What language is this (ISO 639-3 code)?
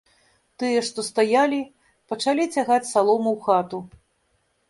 bel